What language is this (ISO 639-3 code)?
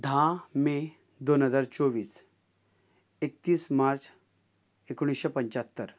kok